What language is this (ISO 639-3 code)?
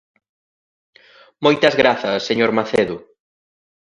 glg